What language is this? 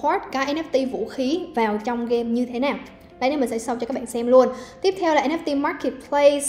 Vietnamese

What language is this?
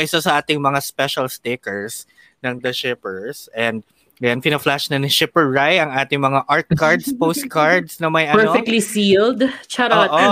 Filipino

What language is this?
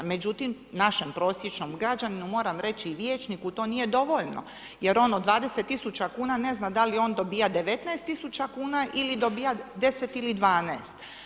Croatian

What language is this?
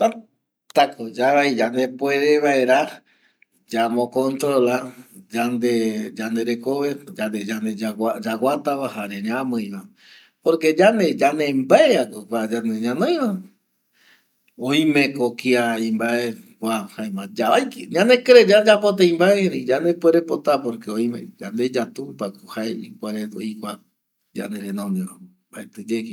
Eastern Bolivian Guaraní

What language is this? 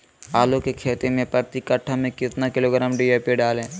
Magahi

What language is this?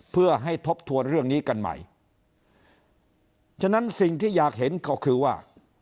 Thai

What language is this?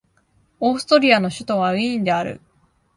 Japanese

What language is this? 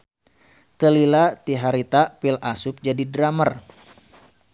Sundanese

